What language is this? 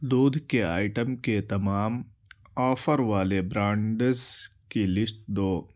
Urdu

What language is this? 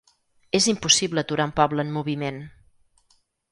Catalan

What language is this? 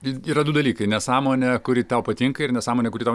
Lithuanian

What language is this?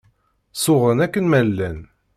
Kabyle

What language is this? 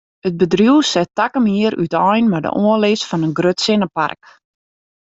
Western Frisian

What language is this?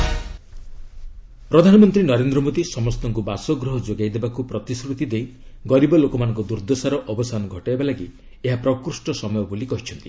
Odia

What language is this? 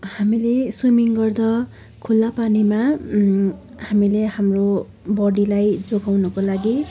Nepali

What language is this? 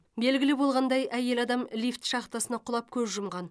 Kazakh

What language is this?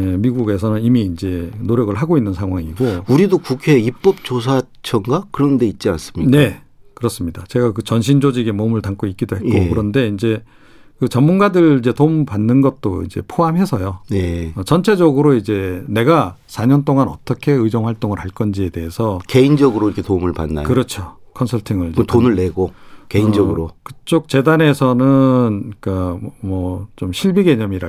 Korean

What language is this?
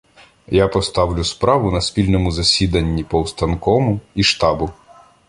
Ukrainian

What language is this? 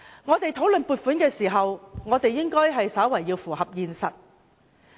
Cantonese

